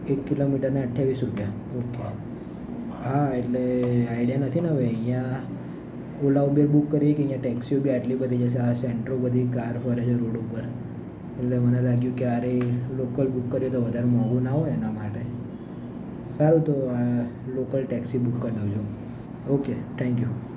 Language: Gujarati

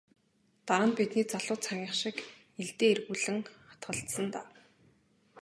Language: Mongolian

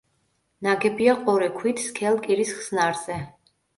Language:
Georgian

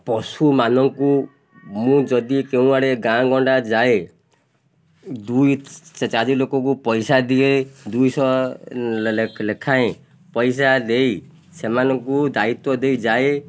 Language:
Odia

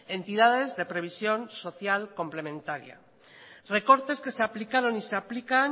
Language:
Spanish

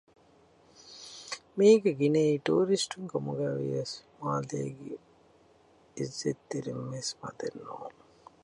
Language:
Divehi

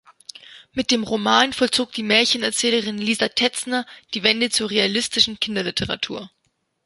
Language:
German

